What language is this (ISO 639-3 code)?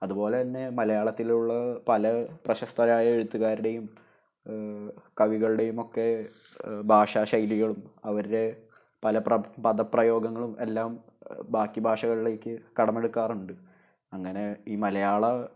mal